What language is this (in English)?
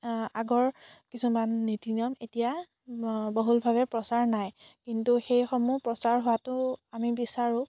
Assamese